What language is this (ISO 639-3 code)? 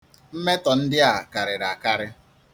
ibo